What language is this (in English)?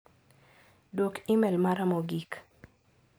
Luo (Kenya and Tanzania)